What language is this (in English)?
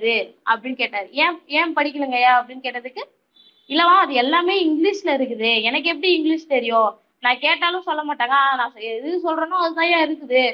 Tamil